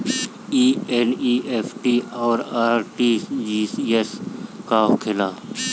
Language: Bhojpuri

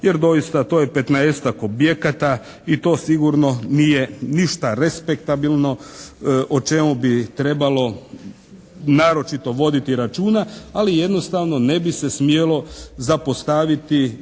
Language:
Croatian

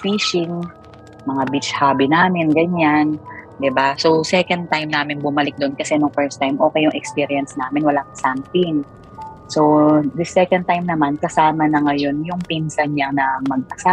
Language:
Filipino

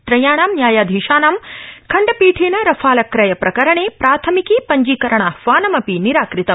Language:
Sanskrit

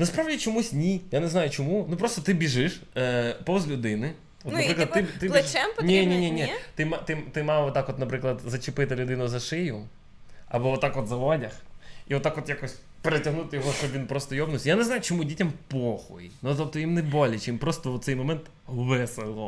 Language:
Russian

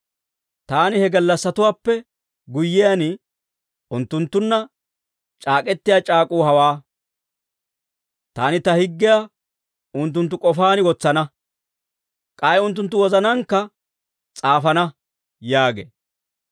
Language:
Dawro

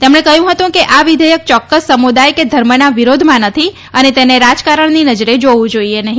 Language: Gujarati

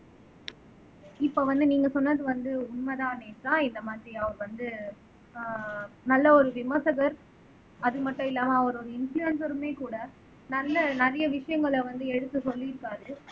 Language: Tamil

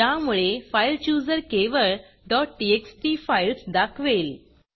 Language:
Marathi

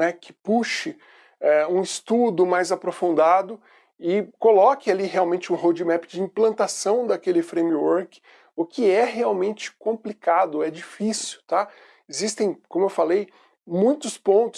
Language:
Portuguese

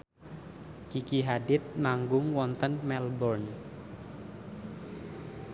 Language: Javanese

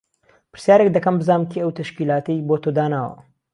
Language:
Central Kurdish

